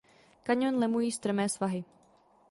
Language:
Czech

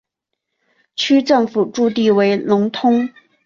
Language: Chinese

